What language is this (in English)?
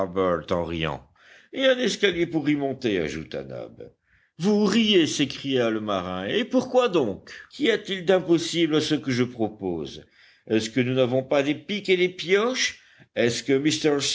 French